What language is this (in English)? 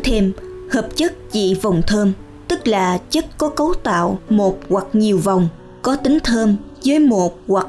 Vietnamese